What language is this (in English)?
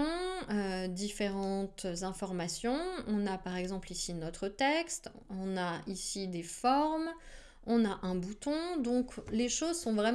French